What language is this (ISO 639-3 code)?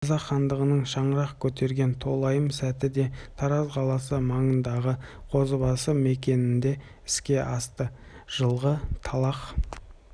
kaz